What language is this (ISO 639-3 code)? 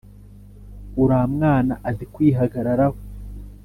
kin